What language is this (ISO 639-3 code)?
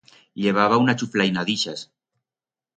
arg